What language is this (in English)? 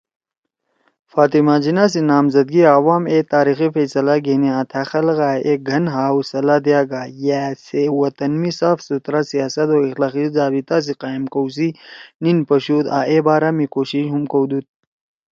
Torwali